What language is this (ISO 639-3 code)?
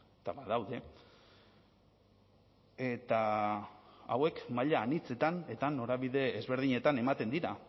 eus